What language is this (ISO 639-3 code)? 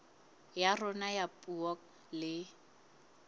sot